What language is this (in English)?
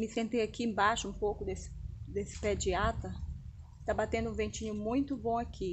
Portuguese